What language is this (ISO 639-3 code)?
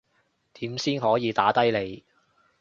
yue